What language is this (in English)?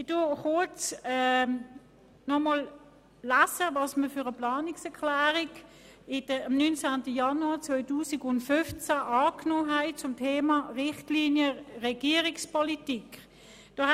Swiss German